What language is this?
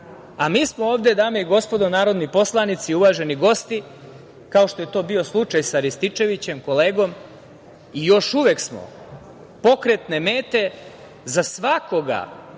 Serbian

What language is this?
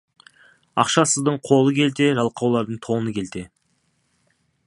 Kazakh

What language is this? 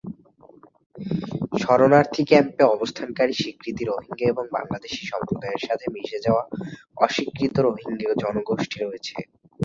Bangla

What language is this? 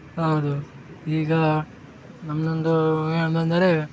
Kannada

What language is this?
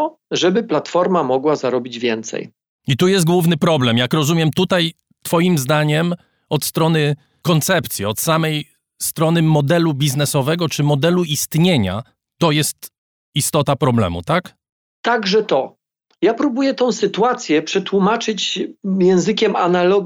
Polish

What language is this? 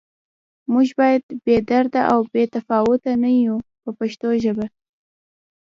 Pashto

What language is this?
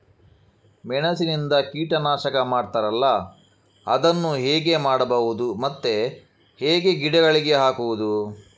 Kannada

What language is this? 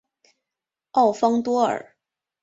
Chinese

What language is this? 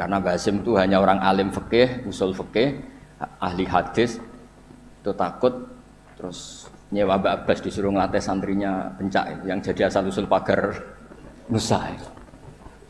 Indonesian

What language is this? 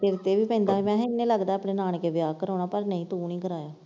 Punjabi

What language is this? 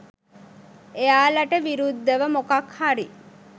Sinhala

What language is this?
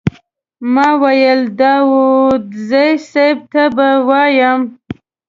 Pashto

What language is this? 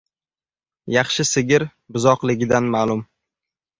Uzbek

